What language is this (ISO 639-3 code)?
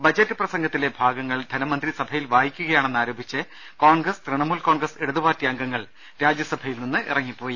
mal